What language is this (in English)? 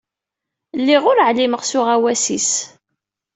Kabyle